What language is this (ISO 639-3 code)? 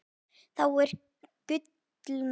isl